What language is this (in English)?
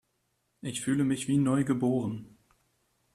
German